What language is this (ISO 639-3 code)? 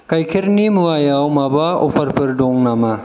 brx